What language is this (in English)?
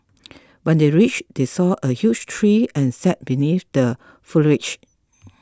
English